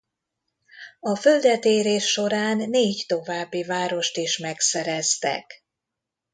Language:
Hungarian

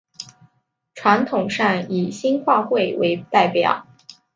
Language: Chinese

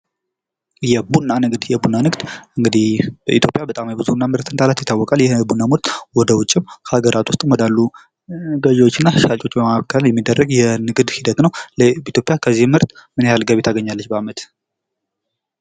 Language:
Amharic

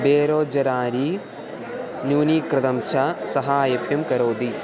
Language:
Sanskrit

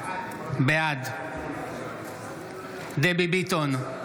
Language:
Hebrew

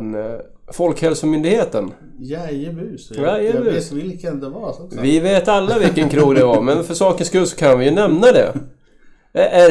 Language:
Swedish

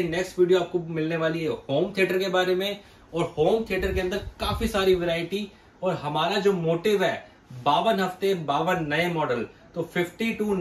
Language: Hindi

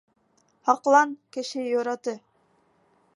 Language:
Bashkir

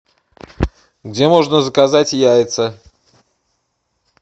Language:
Russian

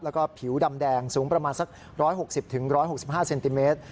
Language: Thai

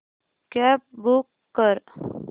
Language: Marathi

